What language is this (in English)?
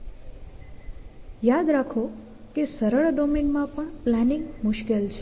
Gujarati